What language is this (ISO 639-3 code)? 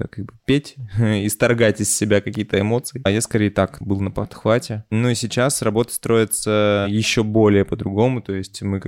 rus